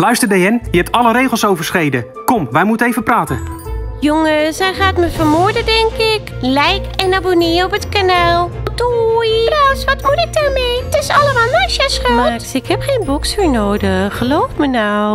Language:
Dutch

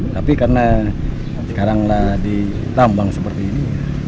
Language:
Indonesian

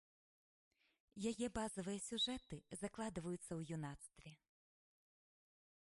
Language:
Belarusian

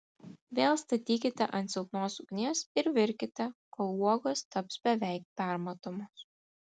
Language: Lithuanian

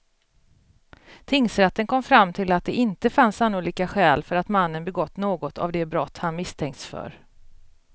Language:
Swedish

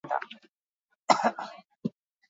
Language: Basque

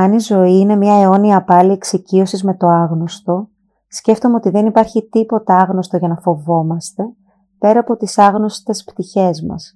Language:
Greek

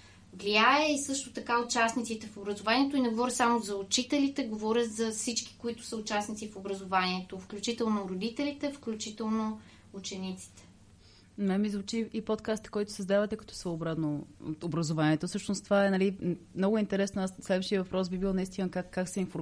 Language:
Bulgarian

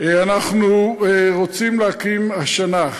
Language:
Hebrew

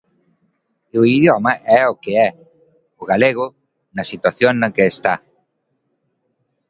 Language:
Galician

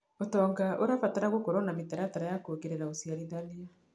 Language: Kikuyu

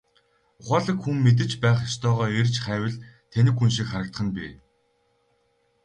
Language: Mongolian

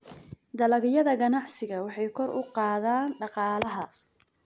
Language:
Somali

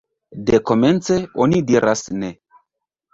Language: Esperanto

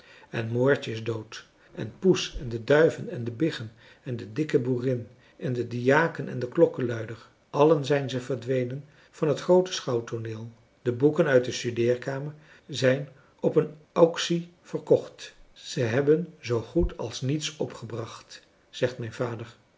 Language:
Dutch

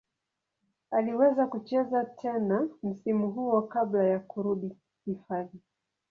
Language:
Swahili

